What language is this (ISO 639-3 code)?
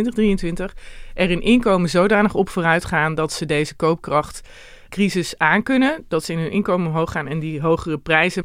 nld